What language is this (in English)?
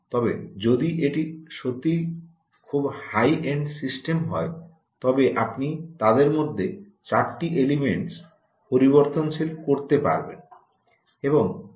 Bangla